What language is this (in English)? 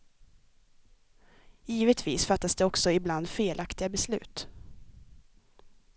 Swedish